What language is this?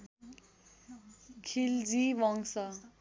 Nepali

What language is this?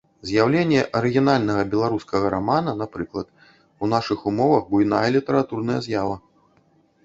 Belarusian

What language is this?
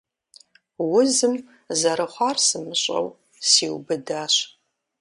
Kabardian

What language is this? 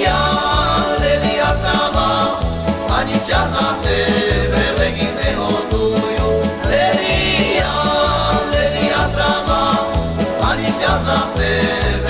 Slovak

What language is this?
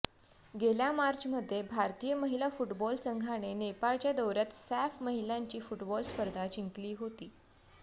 Marathi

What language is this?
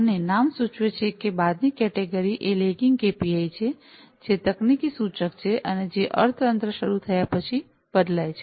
Gujarati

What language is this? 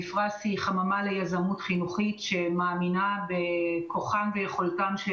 Hebrew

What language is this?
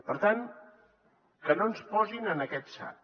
Catalan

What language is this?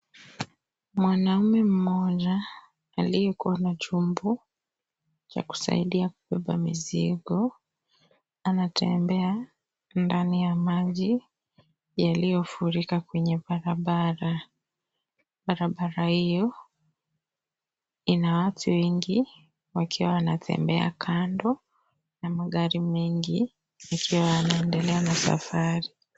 Swahili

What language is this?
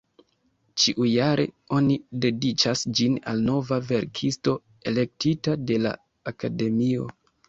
Esperanto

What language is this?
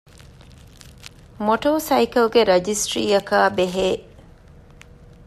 Divehi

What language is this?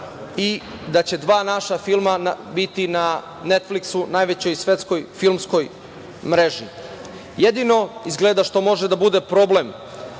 Serbian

